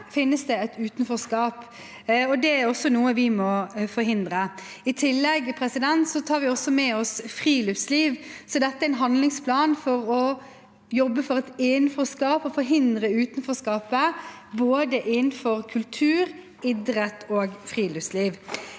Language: Norwegian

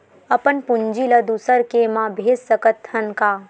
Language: Chhattisgarhi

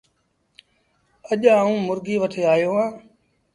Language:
Sindhi Bhil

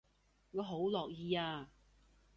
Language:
Cantonese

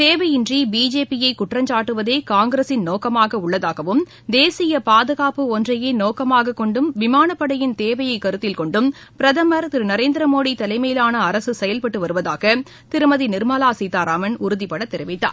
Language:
Tamil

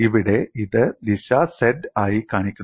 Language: Malayalam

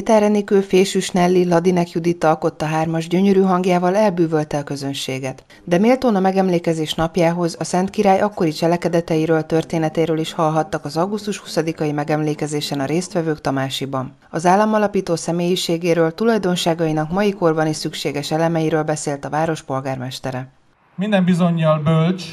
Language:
Hungarian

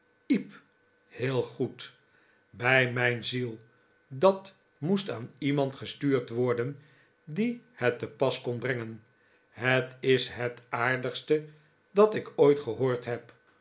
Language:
Dutch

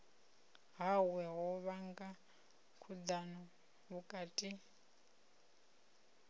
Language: Venda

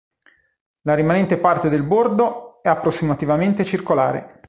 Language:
Italian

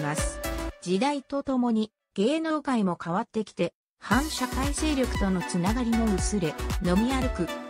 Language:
Japanese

